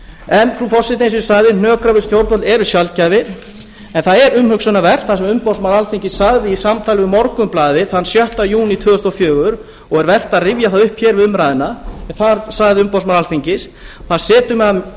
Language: Icelandic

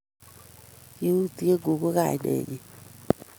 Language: Kalenjin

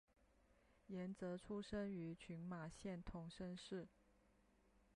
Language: Chinese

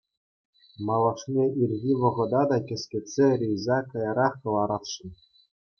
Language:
Chuvash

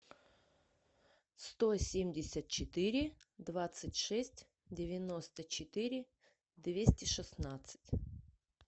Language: Russian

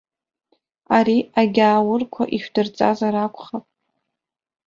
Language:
Abkhazian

